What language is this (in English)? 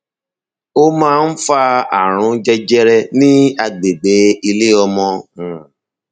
Yoruba